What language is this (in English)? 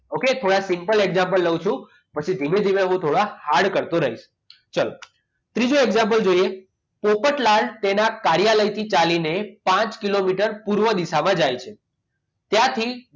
Gujarati